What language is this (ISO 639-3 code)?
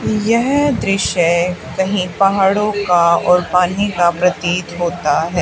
hin